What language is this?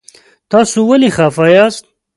Pashto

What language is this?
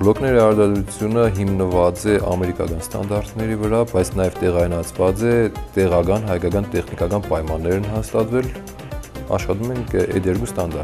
Turkish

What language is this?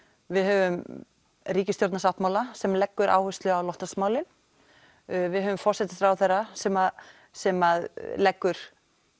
Icelandic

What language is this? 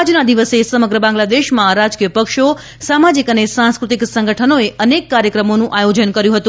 Gujarati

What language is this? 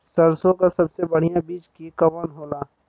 Bhojpuri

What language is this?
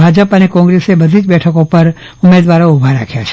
Gujarati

